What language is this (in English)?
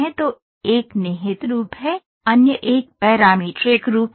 Hindi